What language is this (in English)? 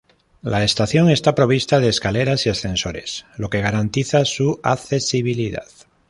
Spanish